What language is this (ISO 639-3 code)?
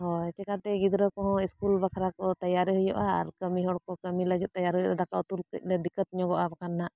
sat